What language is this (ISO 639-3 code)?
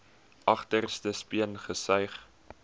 afr